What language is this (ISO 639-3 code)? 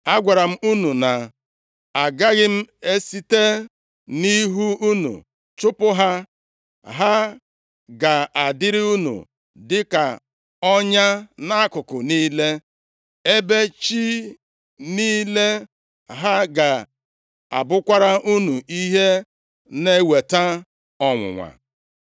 ibo